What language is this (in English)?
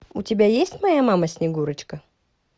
Russian